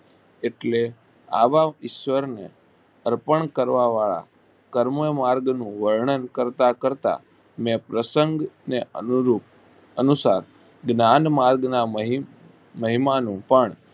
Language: Gujarati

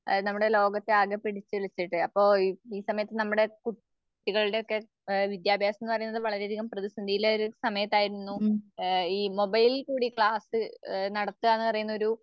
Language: Malayalam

